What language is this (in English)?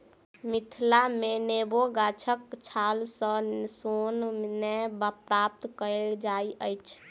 Maithili